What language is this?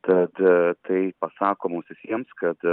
Lithuanian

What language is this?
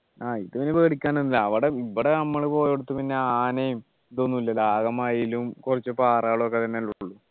Malayalam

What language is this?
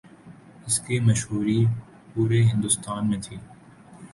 Urdu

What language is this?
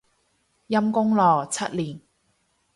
Cantonese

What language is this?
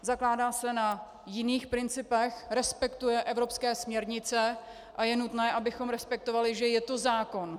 Czech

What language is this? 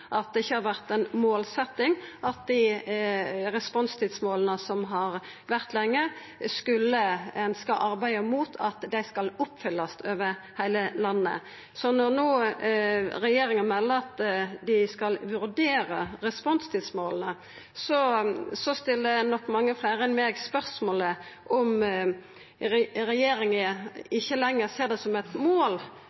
Norwegian Nynorsk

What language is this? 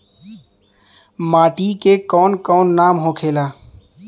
Bhojpuri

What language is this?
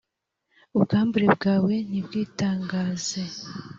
Kinyarwanda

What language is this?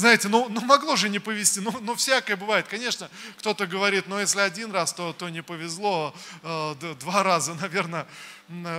Russian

